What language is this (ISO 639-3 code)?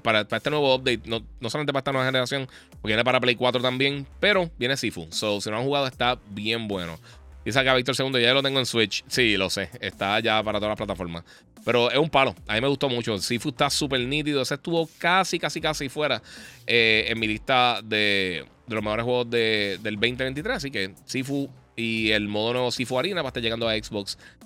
spa